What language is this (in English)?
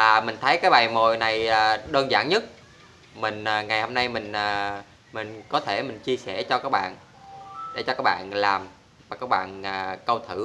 Vietnamese